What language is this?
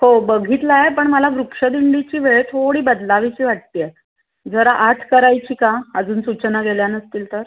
Marathi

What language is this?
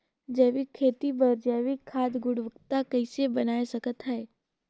Chhattisgarhi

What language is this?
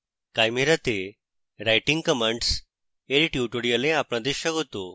Bangla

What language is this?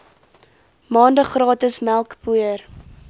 Afrikaans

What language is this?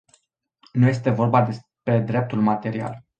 Romanian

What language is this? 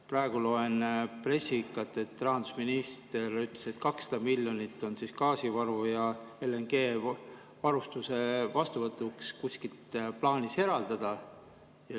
Estonian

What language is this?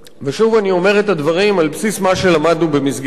Hebrew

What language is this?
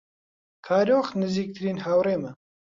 Central Kurdish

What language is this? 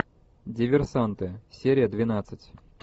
Russian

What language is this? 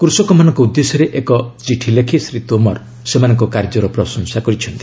Odia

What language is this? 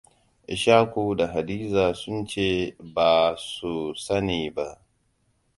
Hausa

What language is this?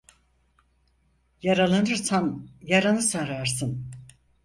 Turkish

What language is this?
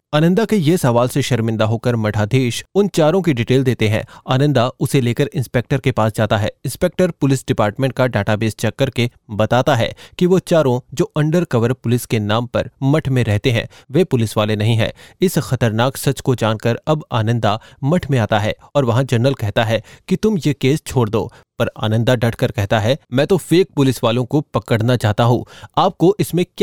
Hindi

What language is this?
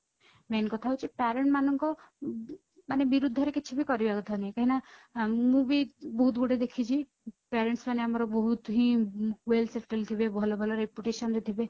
Odia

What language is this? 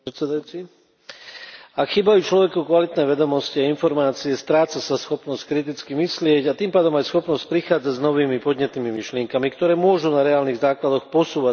Slovak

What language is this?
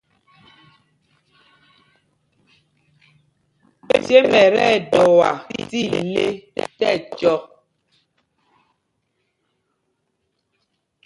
Mpumpong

